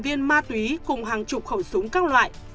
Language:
Vietnamese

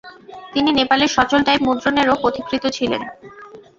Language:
Bangla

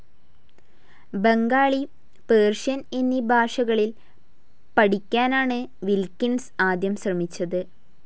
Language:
Malayalam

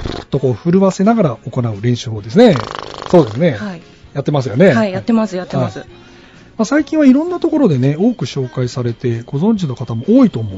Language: Japanese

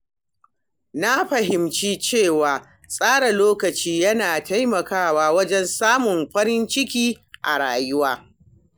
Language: Hausa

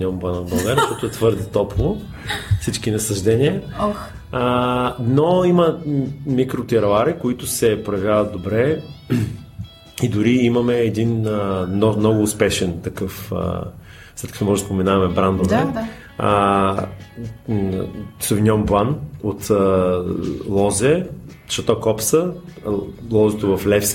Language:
Bulgarian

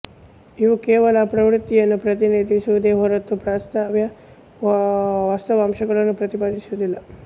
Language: Kannada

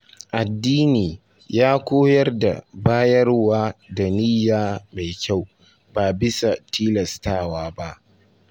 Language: Hausa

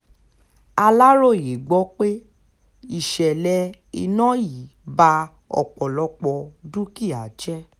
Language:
Yoruba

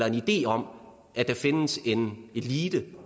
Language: Danish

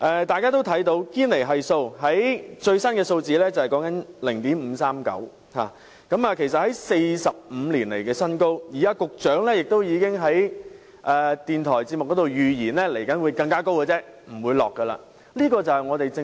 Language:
Cantonese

